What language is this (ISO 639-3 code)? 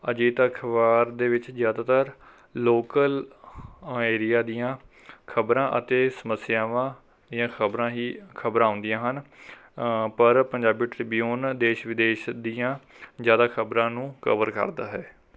pan